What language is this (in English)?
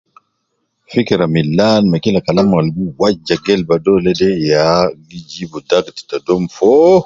Nubi